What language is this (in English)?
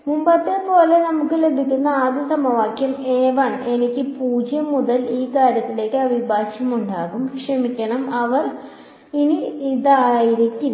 Malayalam